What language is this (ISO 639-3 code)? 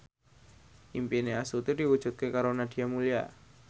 jav